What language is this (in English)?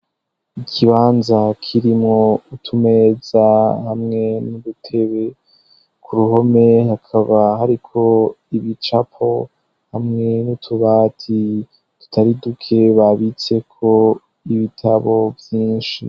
Rundi